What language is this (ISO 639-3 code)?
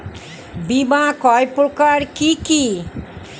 ben